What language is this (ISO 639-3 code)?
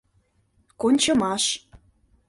chm